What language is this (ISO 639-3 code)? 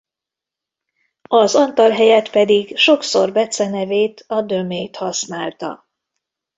hun